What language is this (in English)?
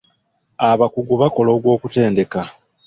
Ganda